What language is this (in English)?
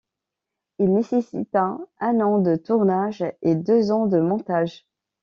French